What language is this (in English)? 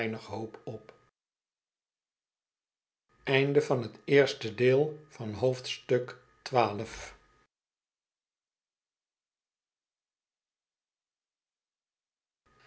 Dutch